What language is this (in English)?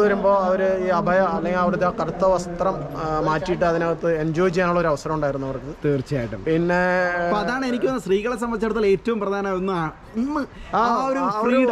Dutch